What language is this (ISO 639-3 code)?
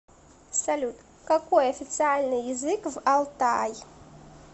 rus